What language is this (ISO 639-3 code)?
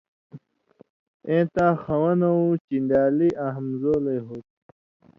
mvy